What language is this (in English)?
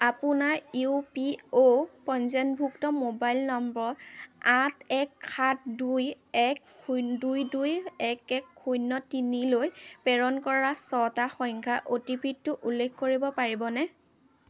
Assamese